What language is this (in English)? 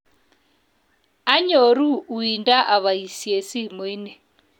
Kalenjin